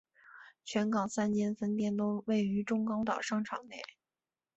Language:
Chinese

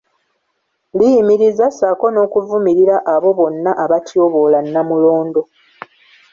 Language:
Ganda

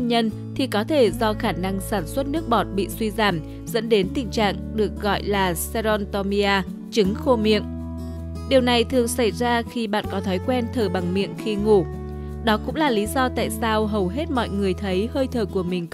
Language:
Vietnamese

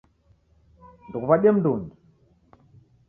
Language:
Taita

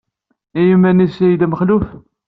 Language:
Kabyle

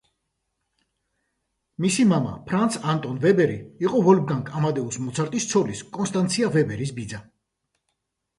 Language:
Georgian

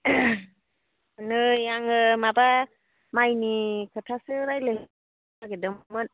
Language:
Bodo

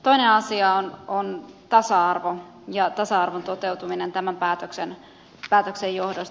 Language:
Finnish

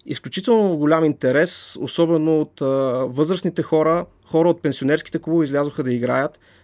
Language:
Bulgarian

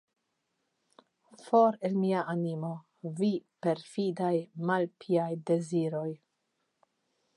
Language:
Esperanto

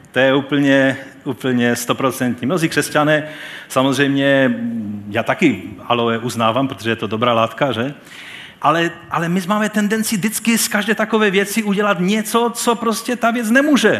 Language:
Czech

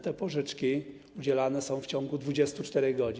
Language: Polish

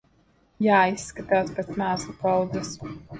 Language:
Latvian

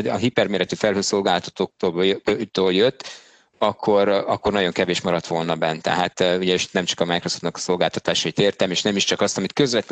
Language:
Hungarian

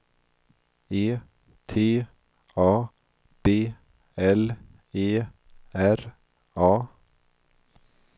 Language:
Swedish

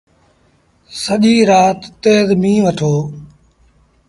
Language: Sindhi Bhil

